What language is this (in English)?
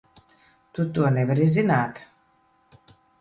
Latvian